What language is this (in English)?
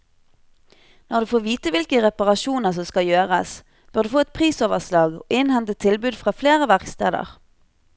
Norwegian